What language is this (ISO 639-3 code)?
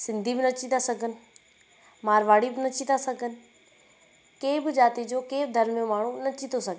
snd